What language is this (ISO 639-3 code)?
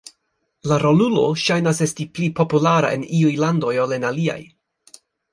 epo